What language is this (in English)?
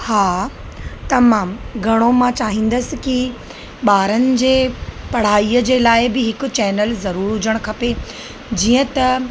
Sindhi